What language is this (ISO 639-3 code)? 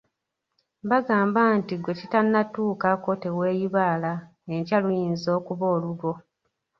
lug